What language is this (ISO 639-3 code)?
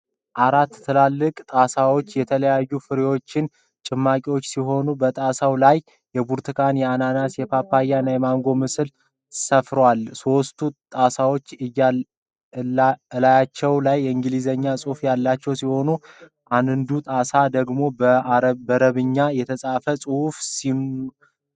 amh